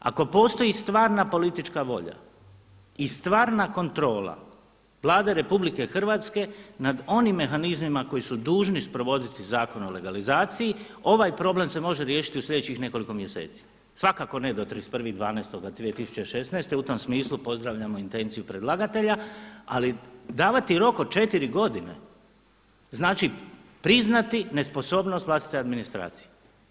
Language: Croatian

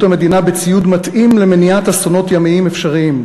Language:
Hebrew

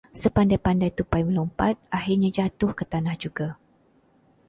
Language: Malay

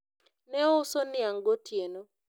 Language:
Luo (Kenya and Tanzania)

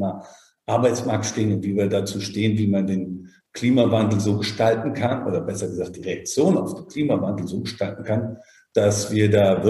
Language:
German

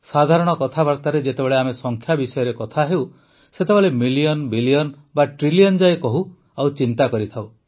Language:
Odia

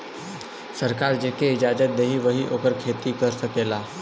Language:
Bhojpuri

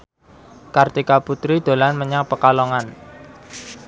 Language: Javanese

